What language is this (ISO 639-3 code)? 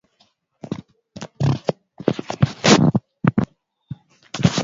swa